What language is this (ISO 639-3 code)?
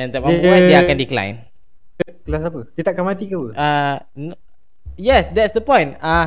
msa